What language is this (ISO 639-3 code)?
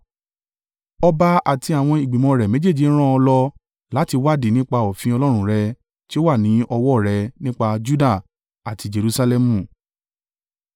yor